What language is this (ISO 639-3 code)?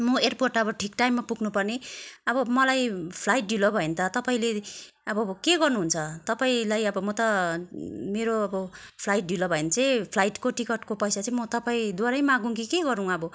nep